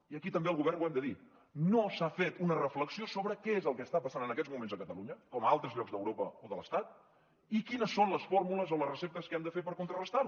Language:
Catalan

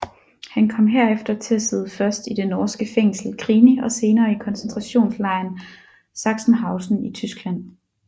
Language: Danish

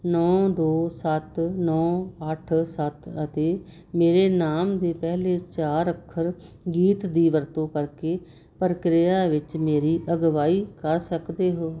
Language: Punjabi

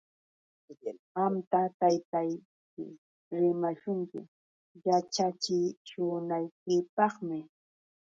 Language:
Yauyos Quechua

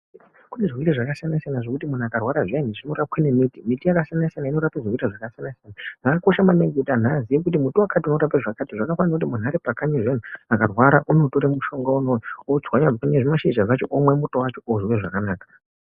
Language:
Ndau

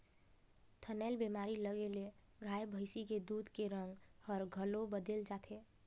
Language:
Chhattisgarhi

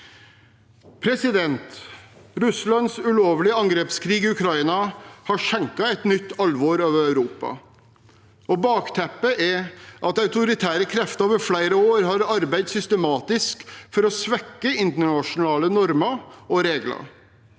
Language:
Norwegian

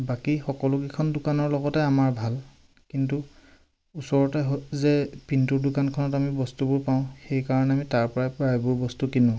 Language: Assamese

